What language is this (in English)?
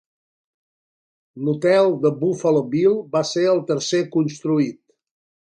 Catalan